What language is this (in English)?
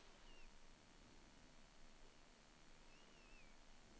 Norwegian